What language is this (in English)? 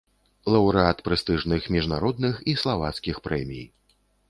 Belarusian